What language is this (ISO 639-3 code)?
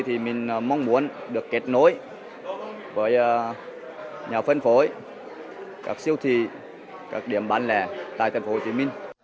vie